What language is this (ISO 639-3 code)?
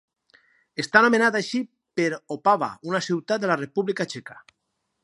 cat